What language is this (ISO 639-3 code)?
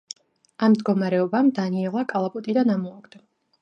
kat